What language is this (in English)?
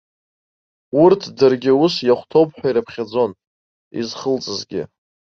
Abkhazian